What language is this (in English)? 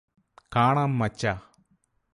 Malayalam